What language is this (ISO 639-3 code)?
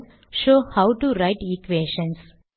tam